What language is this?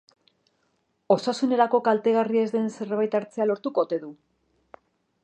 Basque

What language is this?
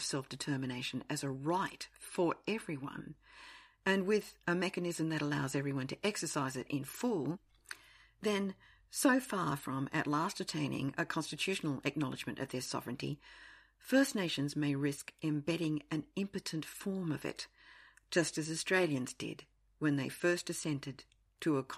English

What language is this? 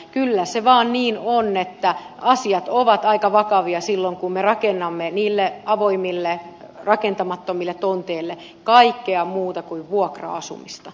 Finnish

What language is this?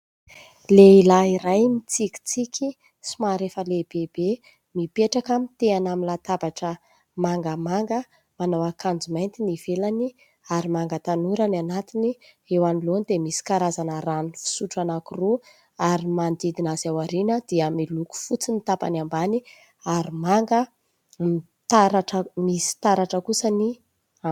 Malagasy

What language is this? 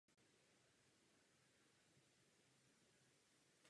Czech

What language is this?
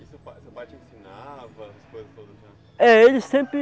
Portuguese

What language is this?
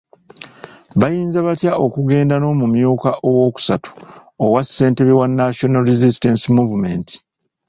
Ganda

